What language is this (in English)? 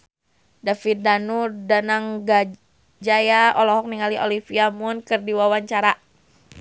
Sundanese